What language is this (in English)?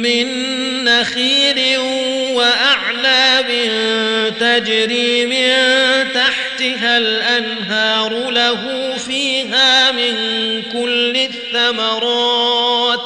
Arabic